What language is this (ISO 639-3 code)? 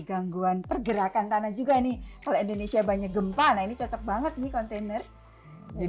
ind